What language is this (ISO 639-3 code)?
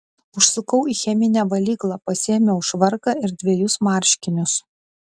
lit